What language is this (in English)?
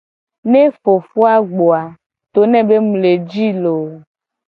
Gen